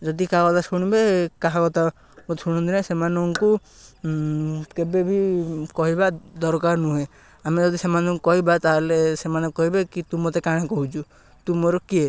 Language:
Odia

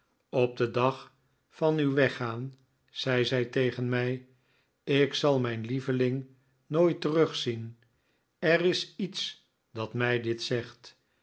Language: Dutch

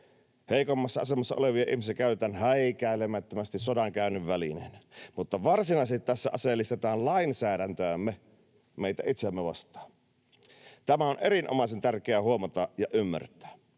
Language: Finnish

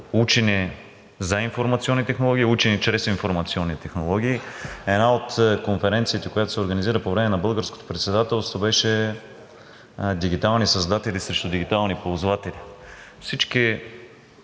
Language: Bulgarian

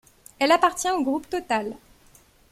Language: French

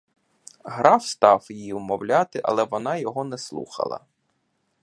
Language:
Ukrainian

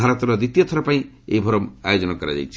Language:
Odia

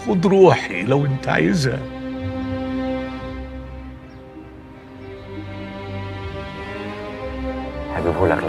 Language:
Arabic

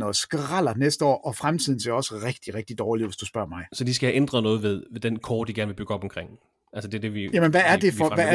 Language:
Danish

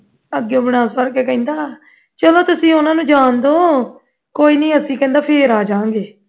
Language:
Punjabi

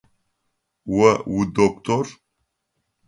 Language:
Adyghe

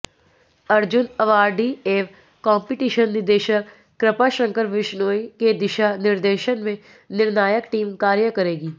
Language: Hindi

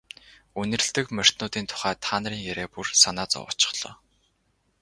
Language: Mongolian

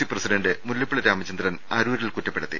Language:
Malayalam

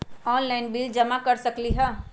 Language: Magahi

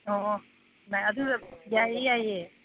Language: Manipuri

